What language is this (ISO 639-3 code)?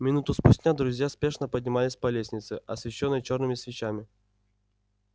rus